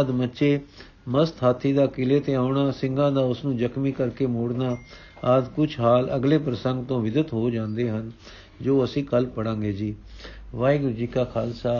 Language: Punjabi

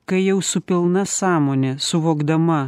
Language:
Lithuanian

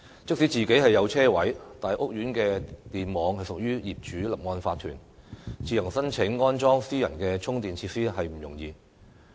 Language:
Cantonese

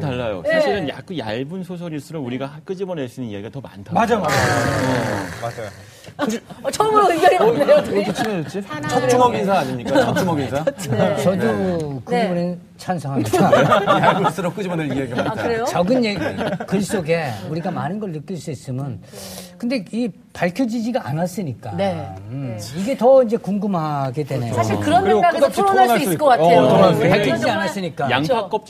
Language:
Korean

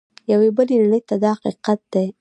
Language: Pashto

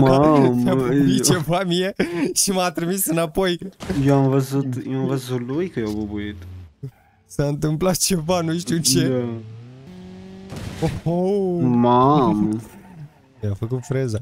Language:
Romanian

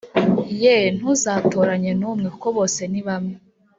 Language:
Kinyarwanda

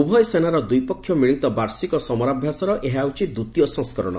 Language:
Odia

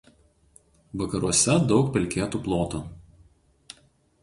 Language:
Lithuanian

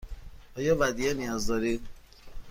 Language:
Persian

